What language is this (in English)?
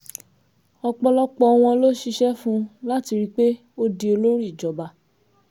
Yoruba